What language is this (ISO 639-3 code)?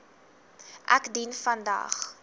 afr